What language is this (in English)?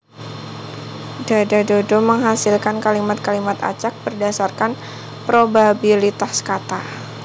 Javanese